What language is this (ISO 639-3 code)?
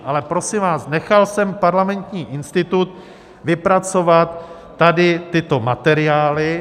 ces